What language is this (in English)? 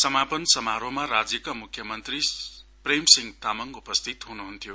Nepali